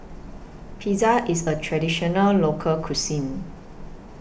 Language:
English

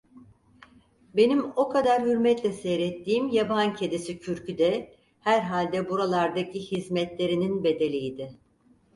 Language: Turkish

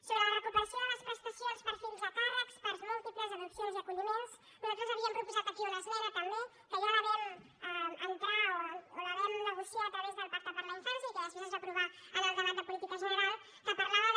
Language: Catalan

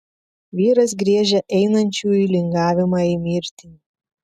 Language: Lithuanian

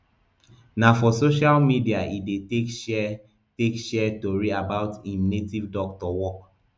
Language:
Nigerian Pidgin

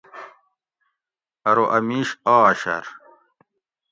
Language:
Gawri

